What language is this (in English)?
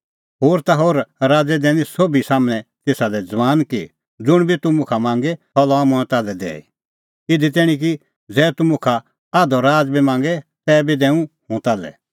Kullu Pahari